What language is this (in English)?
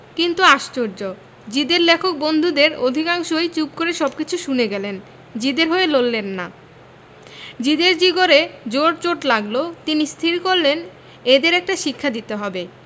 Bangla